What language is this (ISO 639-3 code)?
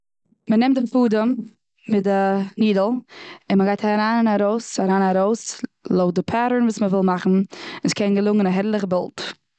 yid